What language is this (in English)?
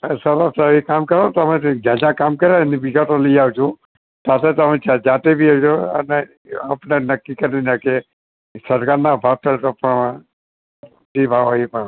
Gujarati